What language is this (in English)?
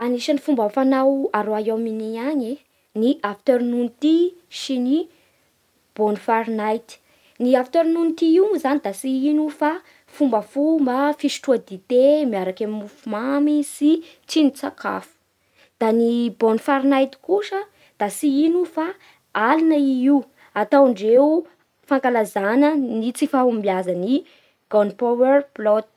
Bara Malagasy